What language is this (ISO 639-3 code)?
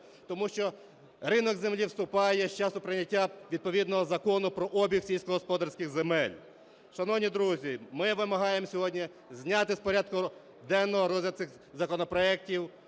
ukr